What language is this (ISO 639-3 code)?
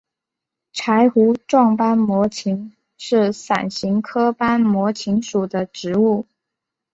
zho